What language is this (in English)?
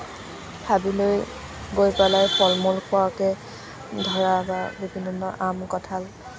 Assamese